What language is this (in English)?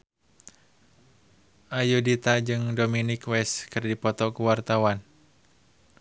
Sundanese